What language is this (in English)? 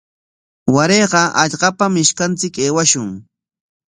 Corongo Ancash Quechua